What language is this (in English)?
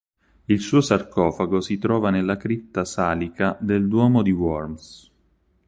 Italian